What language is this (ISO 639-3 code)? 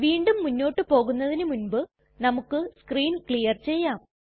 mal